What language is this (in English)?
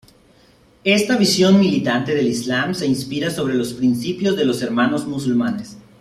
Spanish